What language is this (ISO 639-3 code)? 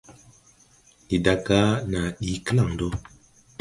tui